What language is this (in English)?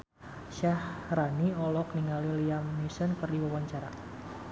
Sundanese